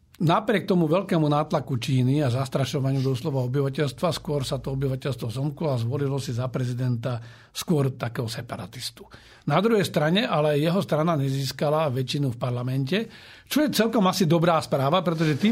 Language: Slovak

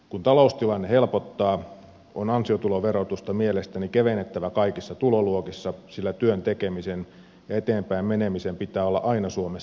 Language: Finnish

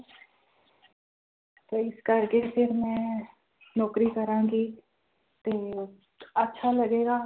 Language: Punjabi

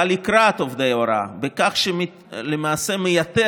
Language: Hebrew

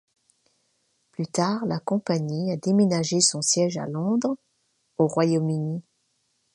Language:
French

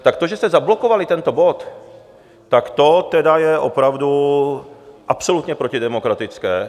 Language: Czech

